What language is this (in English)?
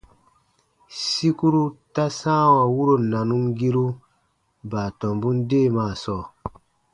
Baatonum